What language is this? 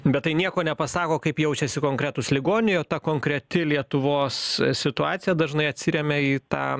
Lithuanian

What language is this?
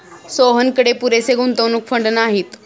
Marathi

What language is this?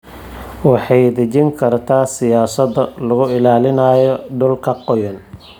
Somali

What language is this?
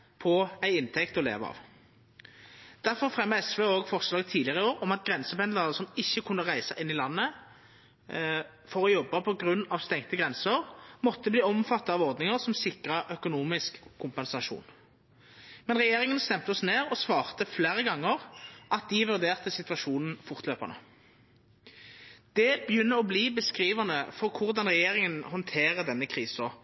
Norwegian Nynorsk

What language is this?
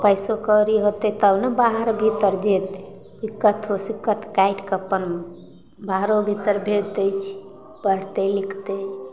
Maithili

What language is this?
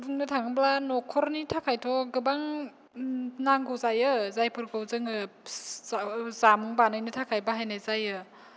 Bodo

